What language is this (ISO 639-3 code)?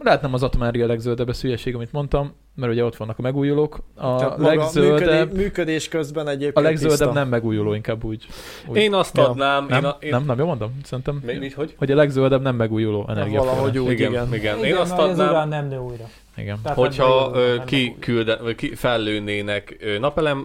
hun